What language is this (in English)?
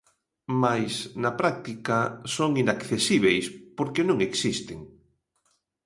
Galician